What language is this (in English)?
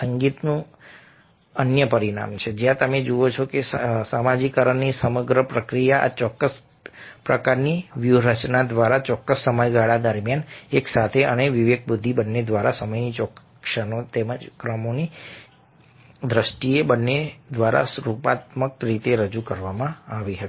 Gujarati